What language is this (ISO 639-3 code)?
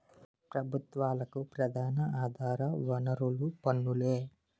tel